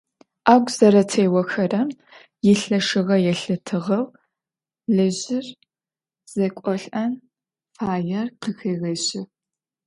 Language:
Adyghe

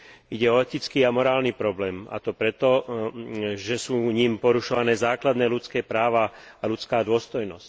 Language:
Slovak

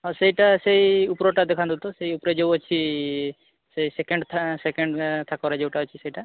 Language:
Odia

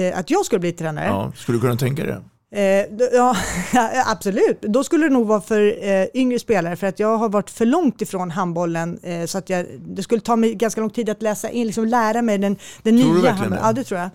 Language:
Swedish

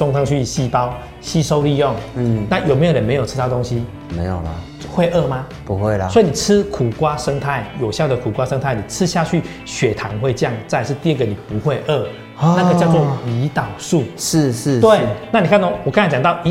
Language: Chinese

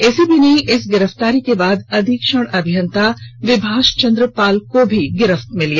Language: Hindi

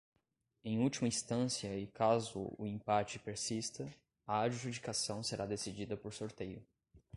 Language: Portuguese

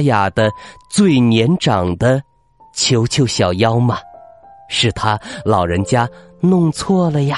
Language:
Chinese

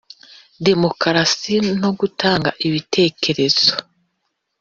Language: Kinyarwanda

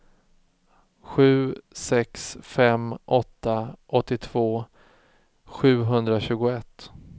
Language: Swedish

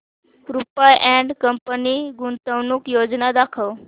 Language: Marathi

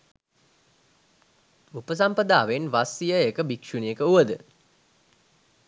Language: Sinhala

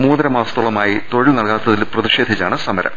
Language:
Malayalam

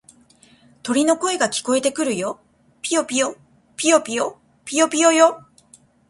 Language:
Japanese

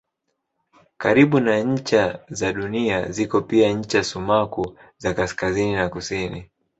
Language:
Swahili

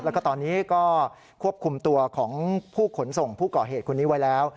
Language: Thai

